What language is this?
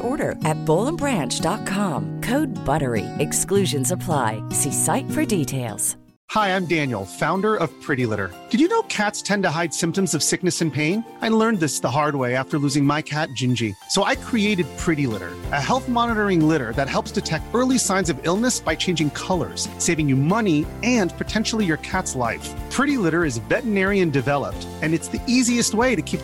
Urdu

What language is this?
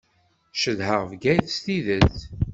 Kabyle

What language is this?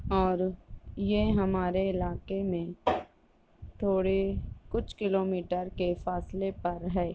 Urdu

